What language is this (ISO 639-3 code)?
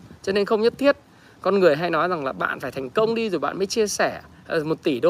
vie